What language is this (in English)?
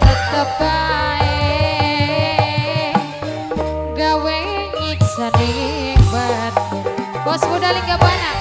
Indonesian